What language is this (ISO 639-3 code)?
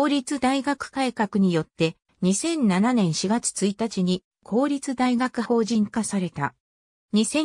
jpn